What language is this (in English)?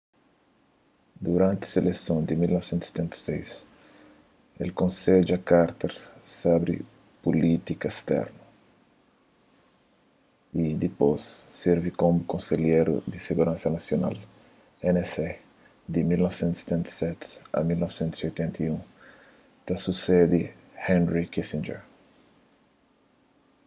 Kabuverdianu